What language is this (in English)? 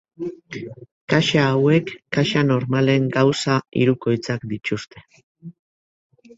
Basque